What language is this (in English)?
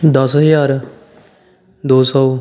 Punjabi